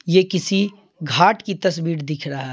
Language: Hindi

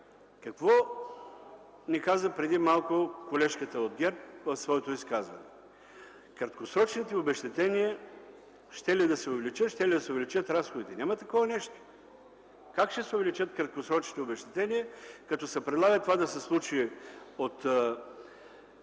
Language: Bulgarian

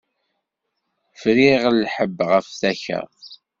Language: Kabyle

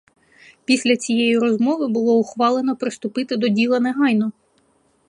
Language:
Ukrainian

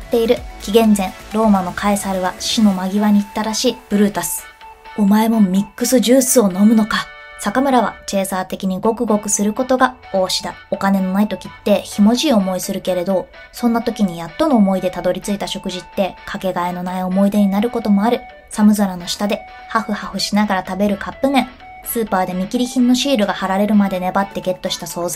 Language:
Japanese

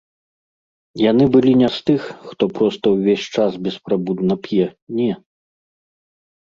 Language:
Belarusian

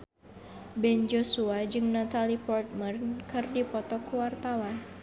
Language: Sundanese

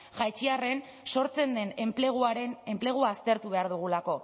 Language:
Basque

